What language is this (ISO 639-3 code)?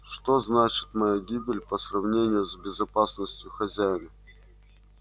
rus